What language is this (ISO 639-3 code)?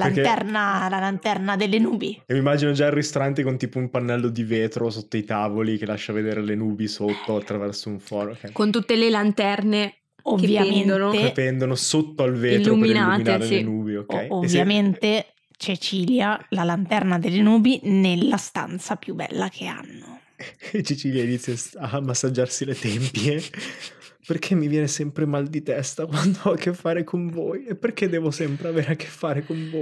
ita